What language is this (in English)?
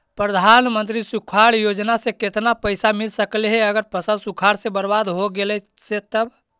Magahi